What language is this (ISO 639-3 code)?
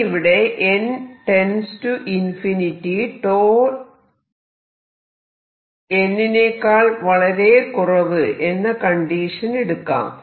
mal